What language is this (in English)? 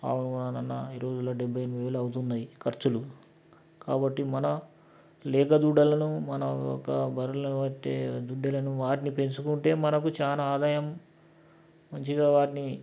Telugu